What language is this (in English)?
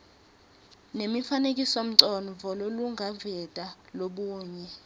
Swati